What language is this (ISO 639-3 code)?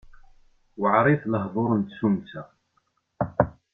kab